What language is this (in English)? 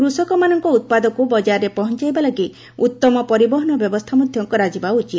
Odia